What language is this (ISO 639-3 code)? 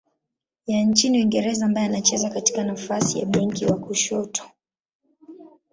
swa